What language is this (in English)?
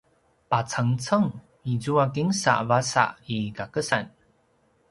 Paiwan